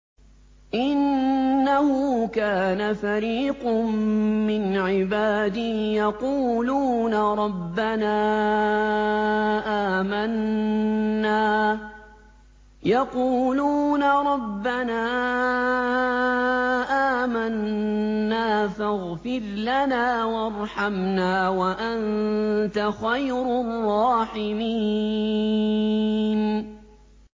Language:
Arabic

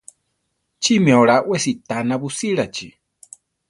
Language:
Central Tarahumara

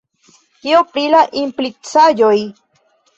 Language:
Esperanto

